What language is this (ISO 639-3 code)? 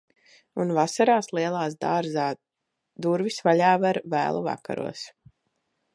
lav